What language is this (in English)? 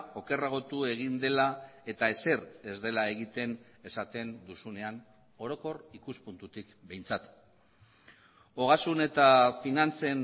Basque